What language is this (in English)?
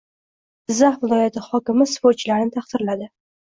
Uzbek